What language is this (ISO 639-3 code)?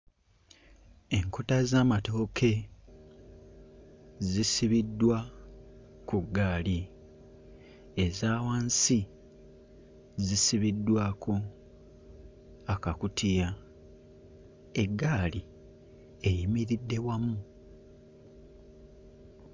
lug